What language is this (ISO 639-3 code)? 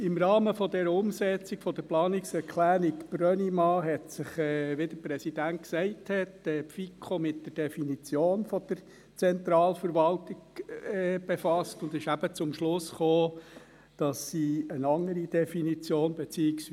gsw